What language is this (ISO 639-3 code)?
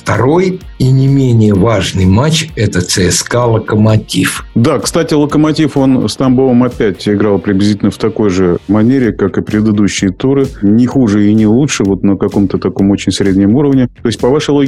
rus